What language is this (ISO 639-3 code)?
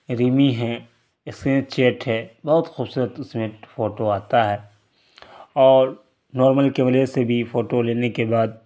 urd